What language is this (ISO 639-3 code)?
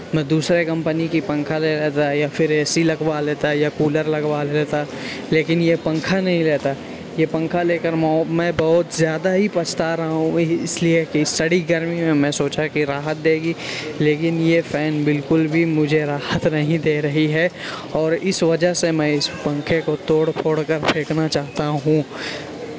urd